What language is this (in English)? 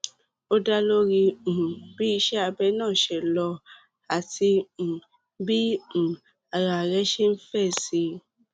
Yoruba